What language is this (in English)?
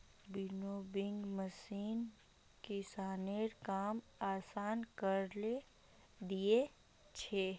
Magahi